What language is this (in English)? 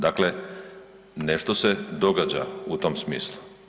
Croatian